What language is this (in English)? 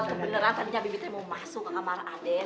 Indonesian